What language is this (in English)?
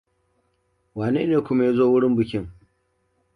Hausa